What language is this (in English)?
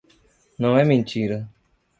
Portuguese